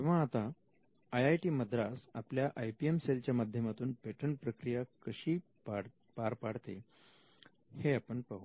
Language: Marathi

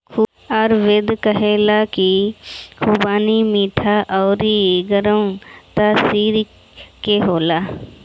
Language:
Bhojpuri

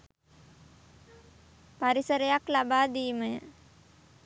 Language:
Sinhala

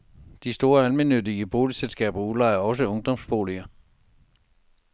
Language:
Danish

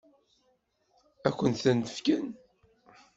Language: Kabyle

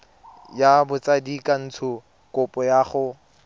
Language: Tswana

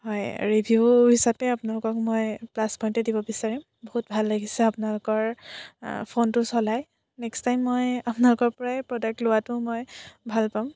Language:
Assamese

